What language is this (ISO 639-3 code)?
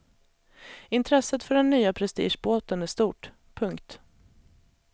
swe